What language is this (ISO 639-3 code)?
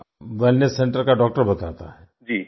hin